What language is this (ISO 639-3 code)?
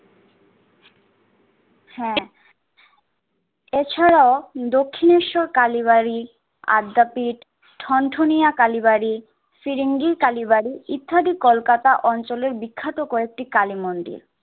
ben